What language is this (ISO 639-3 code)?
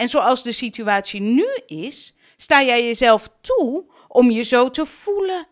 nld